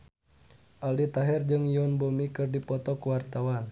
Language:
Sundanese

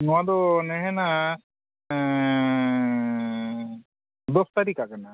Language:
Santali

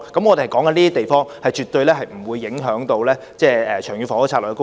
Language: Cantonese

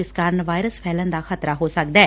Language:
Punjabi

